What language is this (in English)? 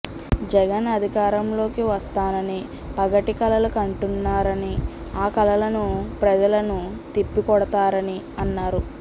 Telugu